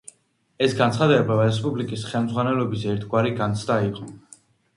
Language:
Georgian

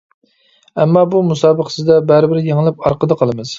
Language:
Uyghur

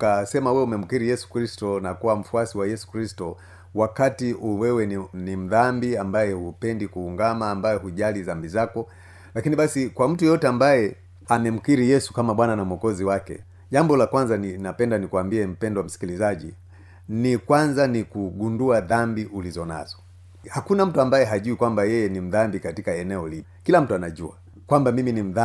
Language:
Swahili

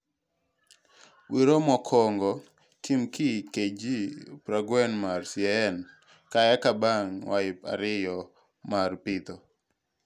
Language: Luo (Kenya and Tanzania)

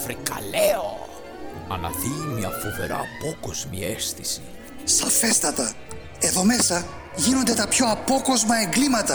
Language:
Greek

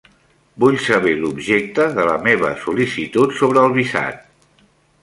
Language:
Catalan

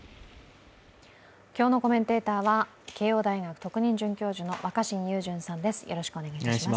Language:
Japanese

